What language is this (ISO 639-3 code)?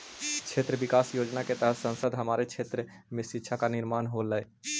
mag